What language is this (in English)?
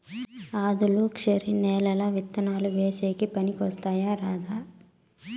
Telugu